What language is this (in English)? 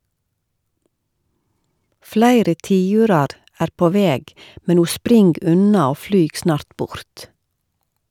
Norwegian